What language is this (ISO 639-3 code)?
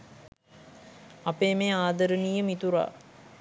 sin